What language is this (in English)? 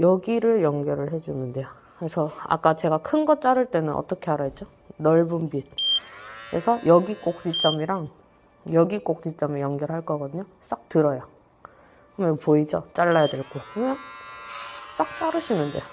Korean